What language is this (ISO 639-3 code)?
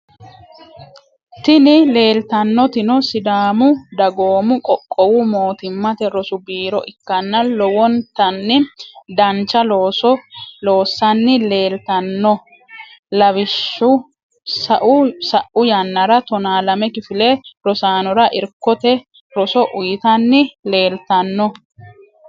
sid